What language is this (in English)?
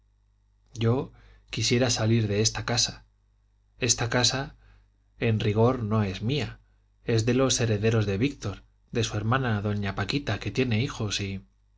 Spanish